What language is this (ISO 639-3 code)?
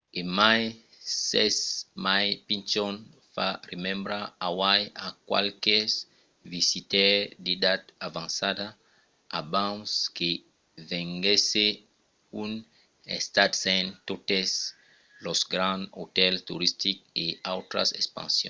oci